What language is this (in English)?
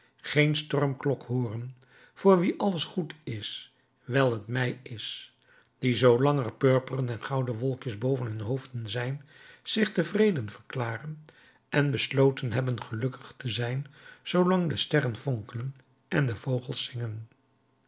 Dutch